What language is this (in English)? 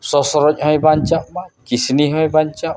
Santali